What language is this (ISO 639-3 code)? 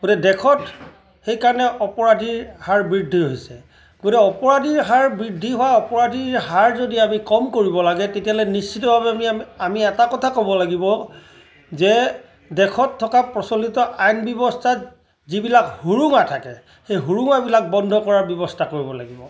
asm